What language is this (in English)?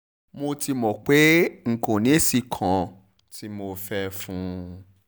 Yoruba